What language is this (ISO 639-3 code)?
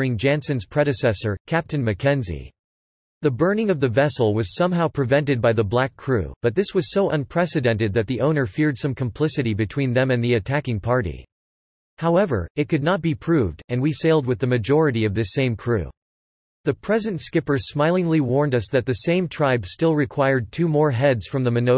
eng